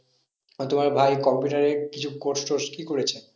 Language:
Bangla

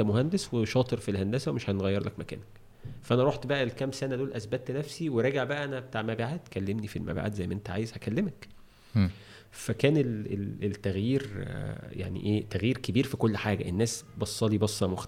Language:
Arabic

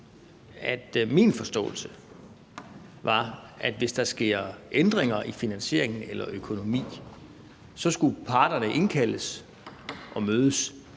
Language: Danish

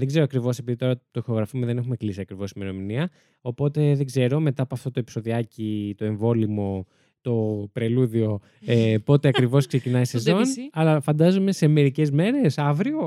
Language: Greek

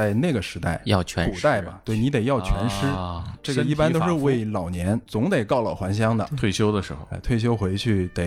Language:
Chinese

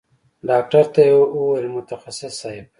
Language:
Pashto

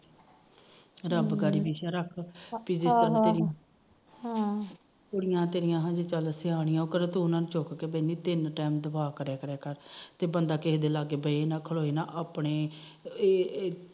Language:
Punjabi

